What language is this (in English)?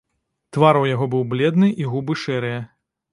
Belarusian